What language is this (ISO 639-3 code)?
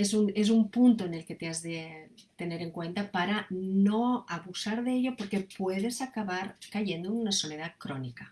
spa